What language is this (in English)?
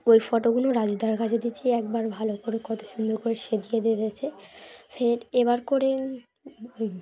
Bangla